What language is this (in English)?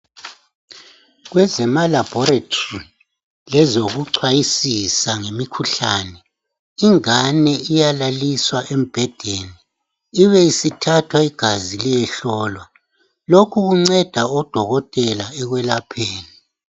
North Ndebele